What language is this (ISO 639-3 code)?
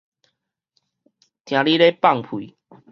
nan